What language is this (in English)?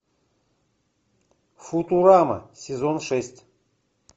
Russian